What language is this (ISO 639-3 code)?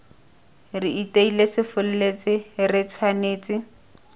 tsn